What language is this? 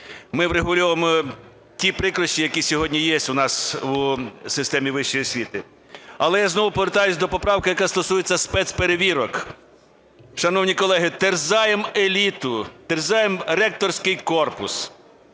Ukrainian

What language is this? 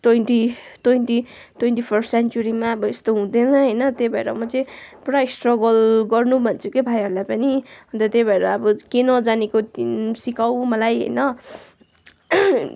Nepali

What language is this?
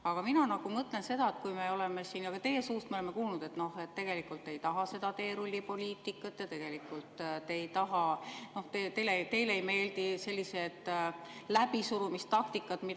Estonian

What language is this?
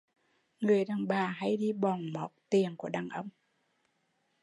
Vietnamese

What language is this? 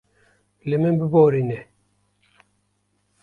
Kurdish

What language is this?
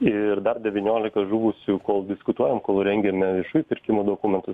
Lithuanian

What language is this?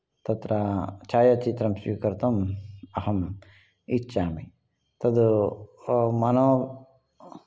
Sanskrit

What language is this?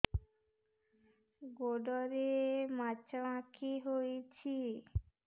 Odia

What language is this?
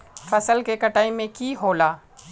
Magahi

